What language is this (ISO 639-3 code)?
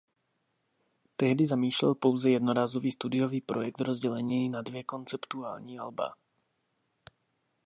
ces